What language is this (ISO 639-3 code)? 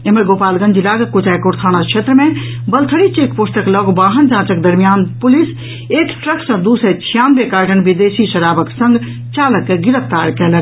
mai